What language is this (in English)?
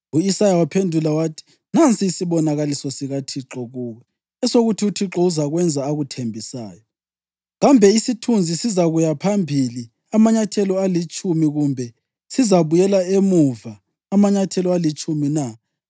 North Ndebele